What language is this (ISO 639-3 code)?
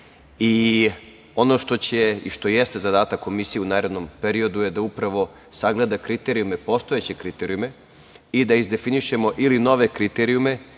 srp